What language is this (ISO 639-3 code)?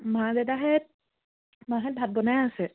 asm